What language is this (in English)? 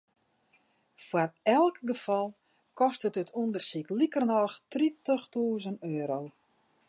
Western Frisian